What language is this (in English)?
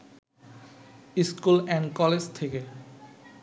Bangla